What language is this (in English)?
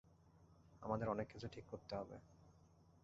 Bangla